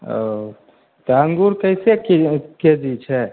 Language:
Maithili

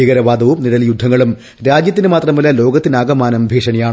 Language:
Malayalam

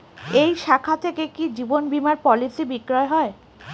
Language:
Bangla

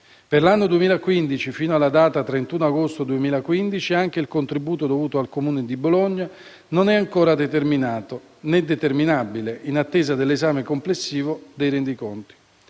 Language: Italian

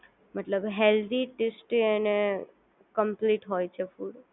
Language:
Gujarati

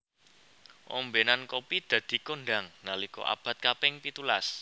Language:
Javanese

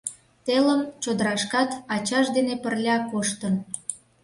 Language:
Mari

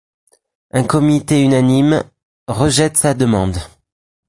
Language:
French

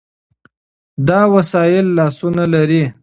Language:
Pashto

